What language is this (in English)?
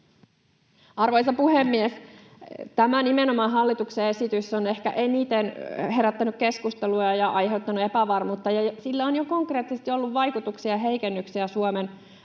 Finnish